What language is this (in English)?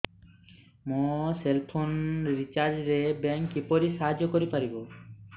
Odia